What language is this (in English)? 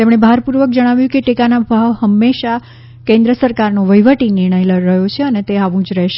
Gujarati